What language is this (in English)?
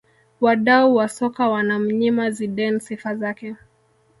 Swahili